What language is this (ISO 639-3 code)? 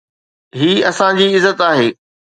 snd